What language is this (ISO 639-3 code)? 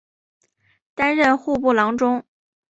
zho